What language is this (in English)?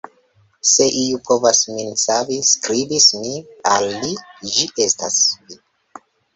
Esperanto